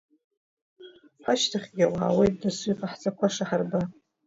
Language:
Abkhazian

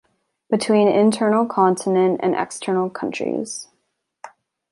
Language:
English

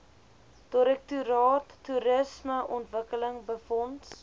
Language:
Afrikaans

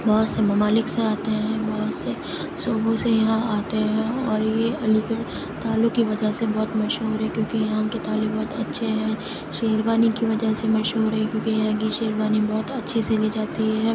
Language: Urdu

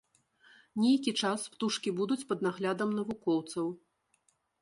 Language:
Belarusian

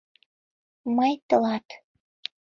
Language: Mari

